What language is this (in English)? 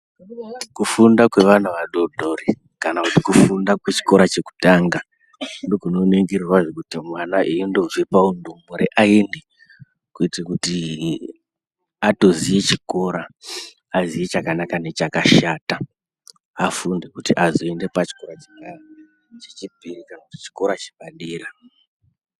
Ndau